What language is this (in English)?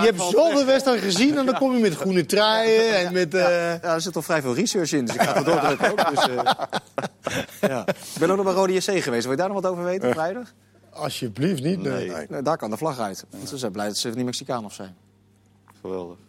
Dutch